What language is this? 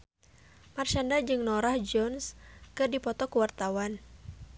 Sundanese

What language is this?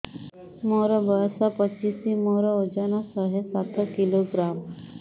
Odia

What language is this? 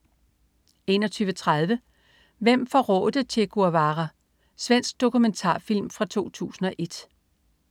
Danish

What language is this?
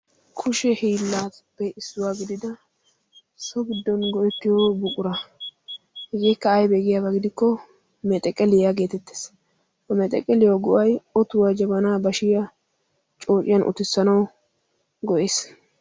Wolaytta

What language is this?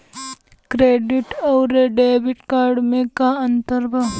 Bhojpuri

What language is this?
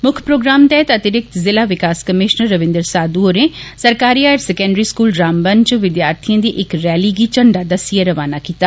Dogri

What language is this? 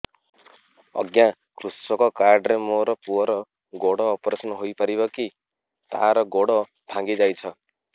Odia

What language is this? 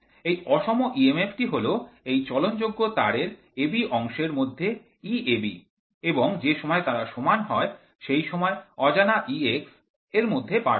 Bangla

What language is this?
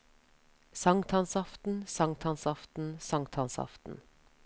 Norwegian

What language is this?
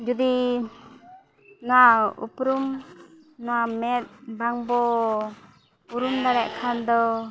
Santali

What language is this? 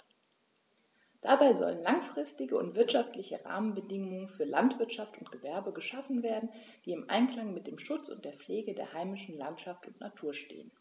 German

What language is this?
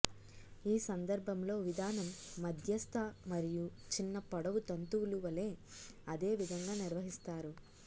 Telugu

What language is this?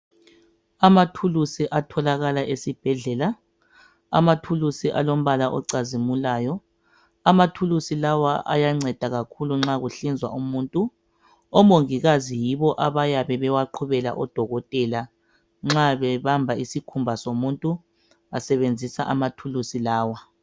North Ndebele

